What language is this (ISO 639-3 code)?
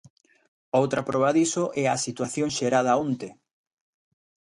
glg